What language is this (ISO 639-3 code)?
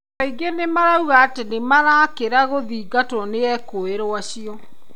kik